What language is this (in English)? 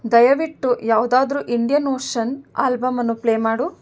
Kannada